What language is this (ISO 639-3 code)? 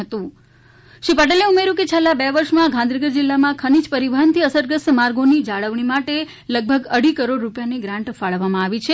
guj